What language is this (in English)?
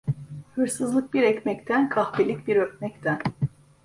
Turkish